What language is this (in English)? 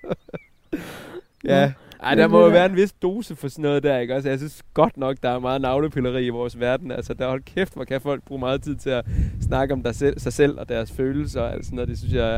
Danish